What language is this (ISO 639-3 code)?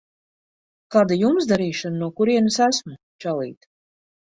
lav